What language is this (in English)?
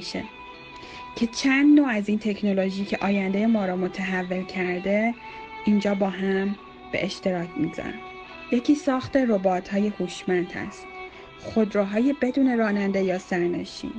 Persian